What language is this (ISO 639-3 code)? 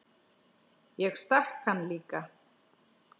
isl